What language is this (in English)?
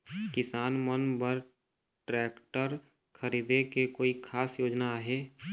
Chhattisgarhi